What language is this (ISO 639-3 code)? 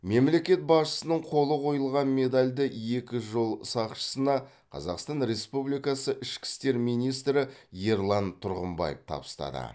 kaz